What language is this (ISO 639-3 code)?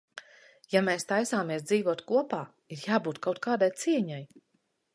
lav